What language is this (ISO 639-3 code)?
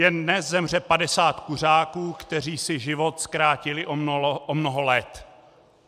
ces